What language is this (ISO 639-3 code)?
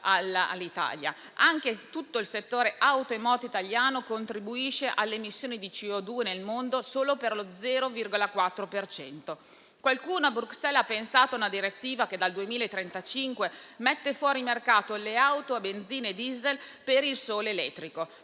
ita